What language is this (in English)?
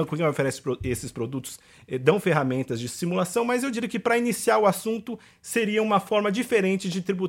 Portuguese